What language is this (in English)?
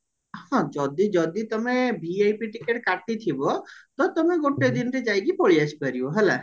Odia